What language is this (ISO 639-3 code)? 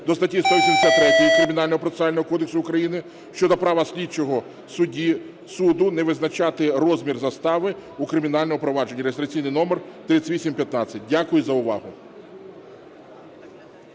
ukr